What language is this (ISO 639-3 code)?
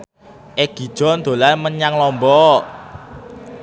jav